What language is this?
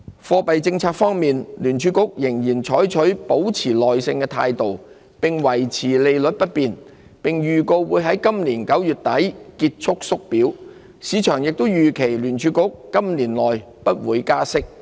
Cantonese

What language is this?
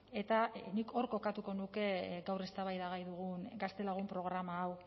Basque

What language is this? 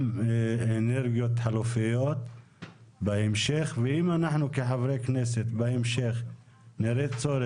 Hebrew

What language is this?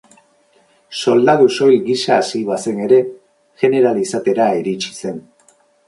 Basque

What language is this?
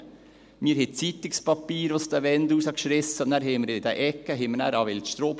Swiss German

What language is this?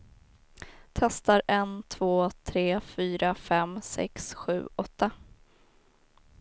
Swedish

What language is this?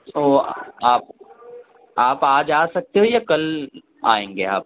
Urdu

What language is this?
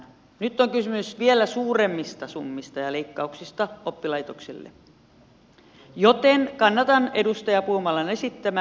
Finnish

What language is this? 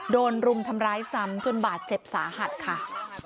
Thai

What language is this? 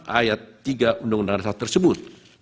Indonesian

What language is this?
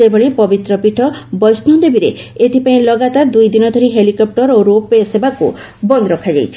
Odia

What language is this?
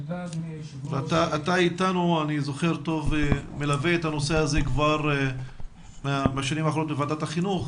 Hebrew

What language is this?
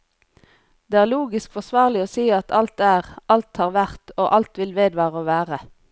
Norwegian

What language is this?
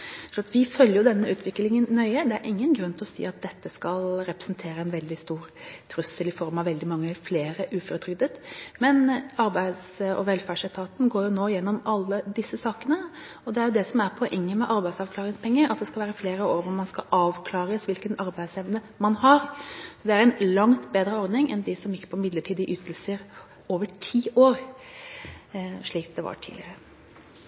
Norwegian Bokmål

